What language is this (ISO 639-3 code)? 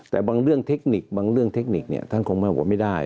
tha